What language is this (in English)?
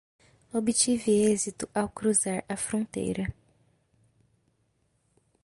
Portuguese